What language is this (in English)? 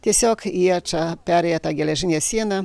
Lithuanian